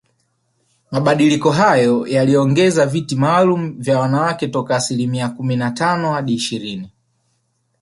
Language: Swahili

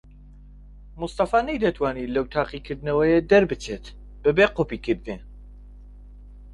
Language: Central Kurdish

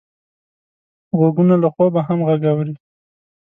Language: Pashto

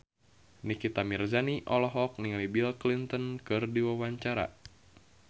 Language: Sundanese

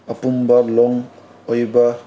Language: Manipuri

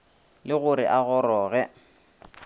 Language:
Northern Sotho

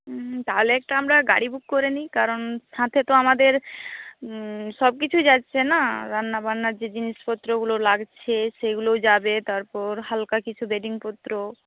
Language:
Bangla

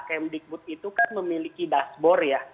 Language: Indonesian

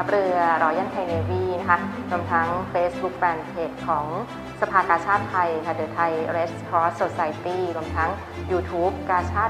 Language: Thai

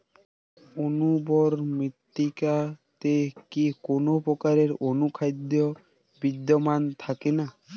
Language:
Bangla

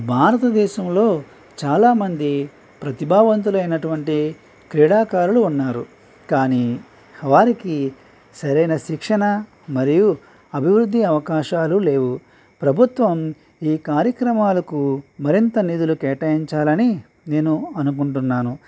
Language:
Telugu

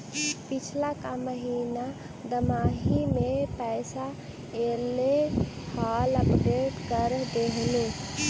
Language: Magahi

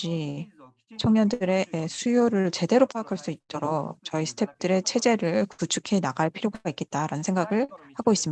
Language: Korean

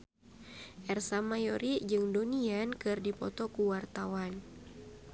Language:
Sundanese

